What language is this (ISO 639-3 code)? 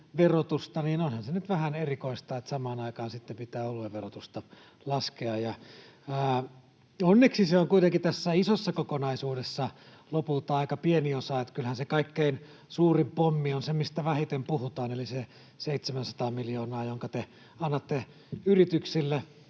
fin